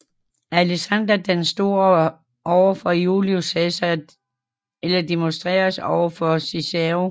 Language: Danish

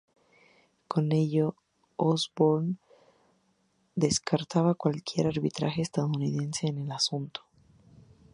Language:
Spanish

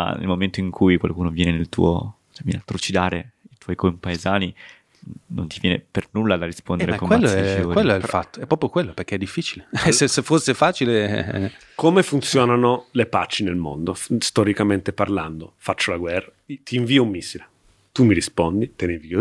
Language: Italian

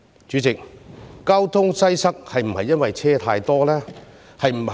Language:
Cantonese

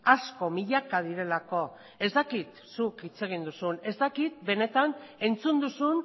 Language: Basque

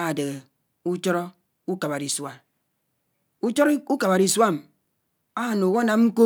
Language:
Anaang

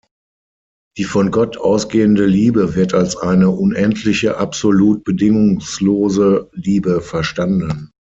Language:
German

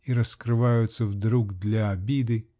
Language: Russian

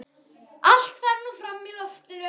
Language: Icelandic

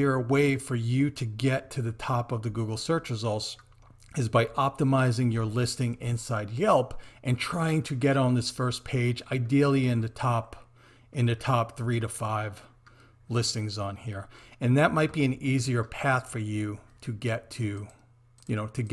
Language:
English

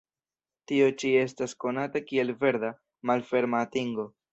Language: Esperanto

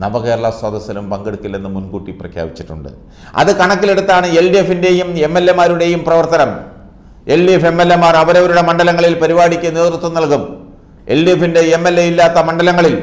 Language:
Romanian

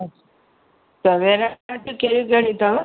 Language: Sindhi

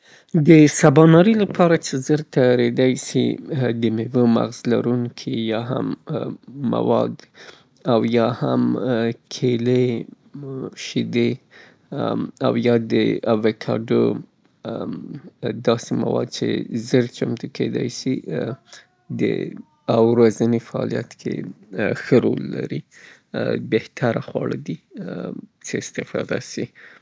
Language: Southern Pashto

